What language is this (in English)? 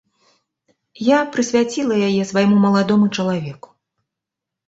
Belarusian